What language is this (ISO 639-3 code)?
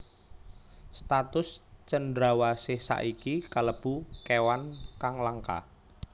jav